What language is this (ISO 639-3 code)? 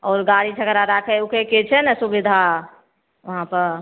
mai